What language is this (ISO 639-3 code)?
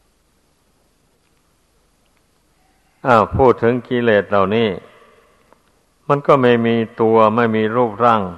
tha